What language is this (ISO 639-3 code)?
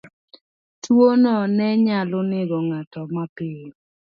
luo